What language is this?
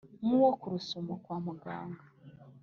Kinyarwanda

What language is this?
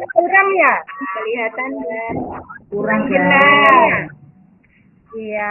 Indonesian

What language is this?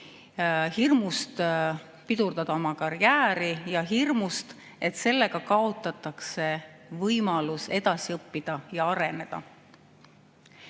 Estonian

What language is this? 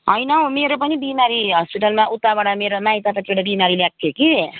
Nepali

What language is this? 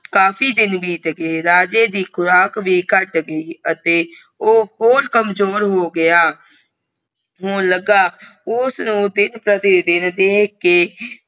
Punjabi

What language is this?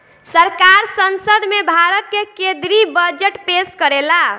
Bhojpuri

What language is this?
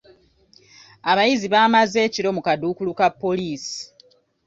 Ganda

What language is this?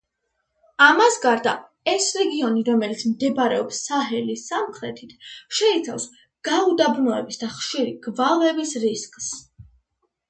Georgian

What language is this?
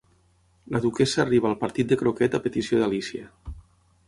Catalan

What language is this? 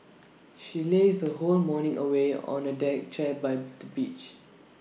English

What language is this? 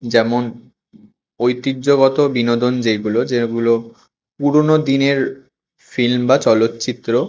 Bangla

